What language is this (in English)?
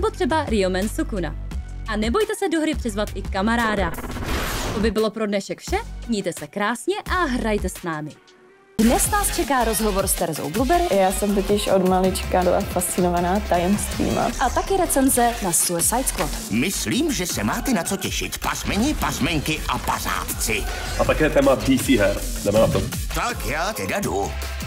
Czech